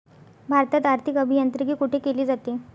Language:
Marathi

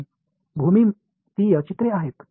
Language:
Tamil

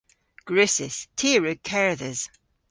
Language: Cornish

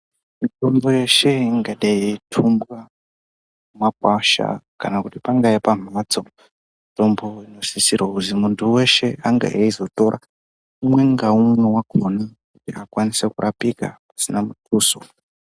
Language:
Ndau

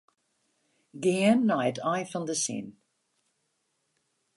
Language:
Western Frisian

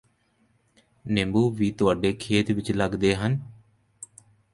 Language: Punjabi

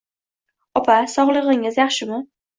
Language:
Uzbek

